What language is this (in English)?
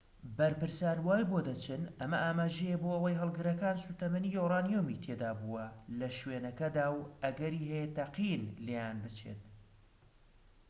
Central Kurdish